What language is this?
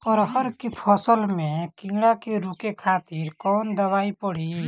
Bhojpuri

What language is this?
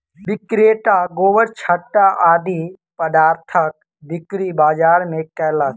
Maithili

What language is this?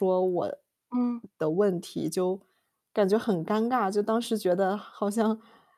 Chinese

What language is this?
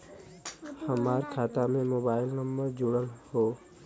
Bhojpuri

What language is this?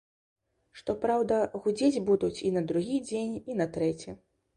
Belarusian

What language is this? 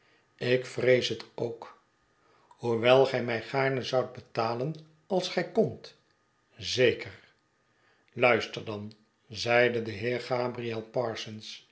Dutch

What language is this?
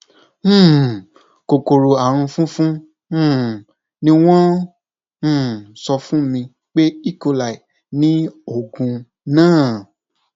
Yoruba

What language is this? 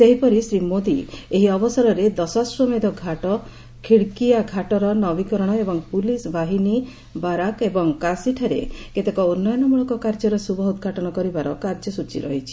Odia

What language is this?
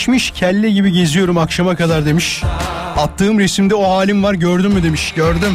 Turkish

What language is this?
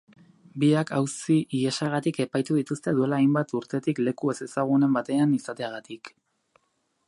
Basque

